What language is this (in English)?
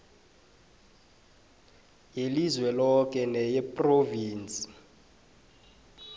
South Ndebele